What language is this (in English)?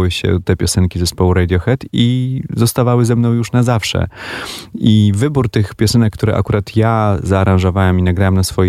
Polish